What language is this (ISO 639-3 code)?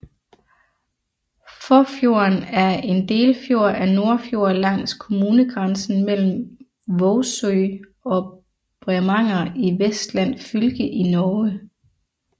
dan